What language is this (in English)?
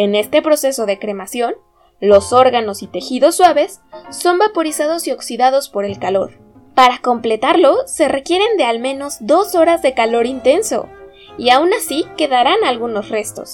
Spanish